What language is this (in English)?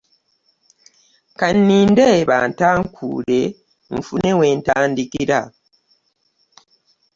Ganda